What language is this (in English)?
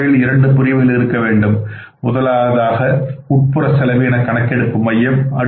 Tamil